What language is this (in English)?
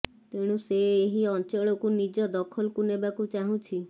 Odia